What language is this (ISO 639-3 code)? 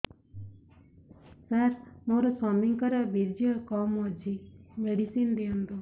ori